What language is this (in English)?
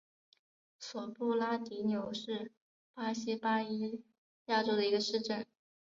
Chinese